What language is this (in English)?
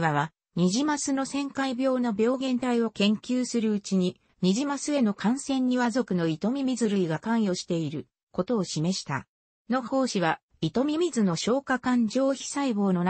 Japanese